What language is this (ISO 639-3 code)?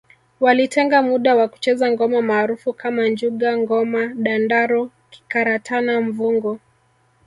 swa